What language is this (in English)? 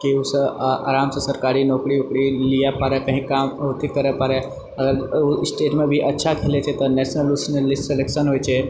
Maithili